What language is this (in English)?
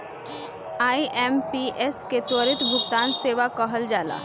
Bhojpuri